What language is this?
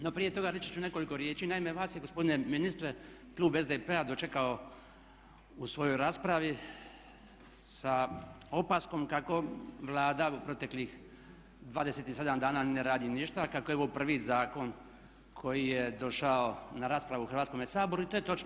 Croatian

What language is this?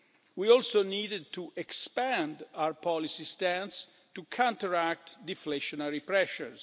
English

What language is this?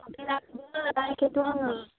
Bodo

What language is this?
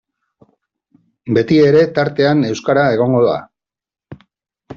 Basque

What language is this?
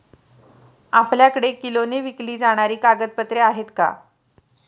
Marathi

